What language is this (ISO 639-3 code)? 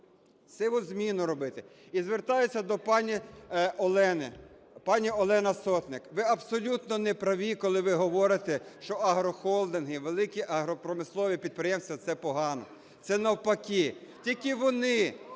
ukr